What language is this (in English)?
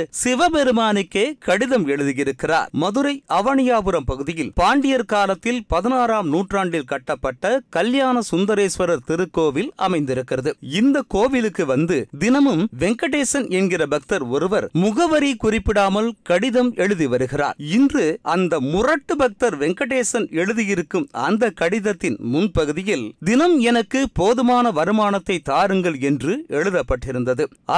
Tamil